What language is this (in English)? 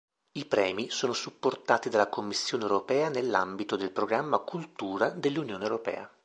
Italian